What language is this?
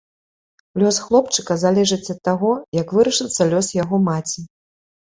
Belarusian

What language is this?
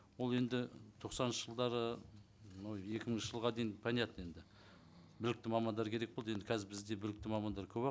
Kazakh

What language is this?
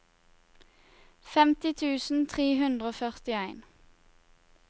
Norwegian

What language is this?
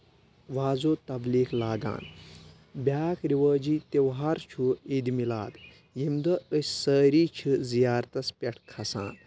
Kashmiri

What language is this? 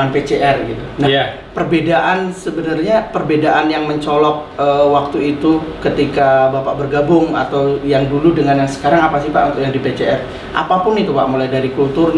Indonesian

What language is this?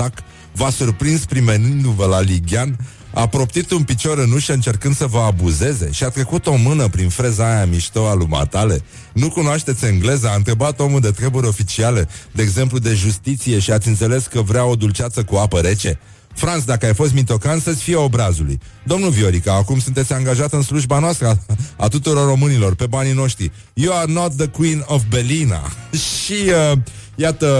Romanian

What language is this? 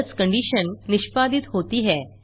Hindi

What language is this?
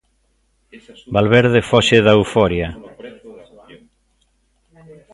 Galician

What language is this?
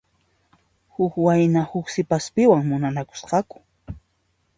Puno Quechua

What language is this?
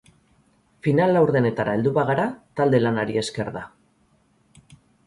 Basque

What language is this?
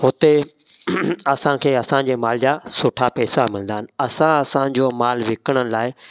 Sindhi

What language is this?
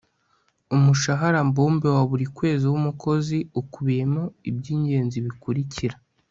Kinyarwanda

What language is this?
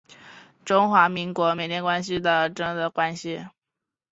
Chinese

